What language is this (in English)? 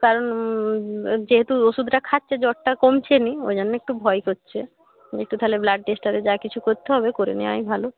Bangla